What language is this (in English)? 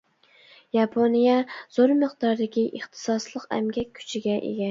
Uyghur